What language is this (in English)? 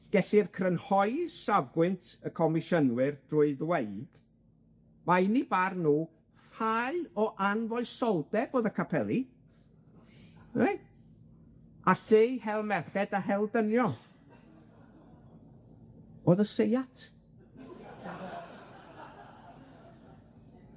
Welsh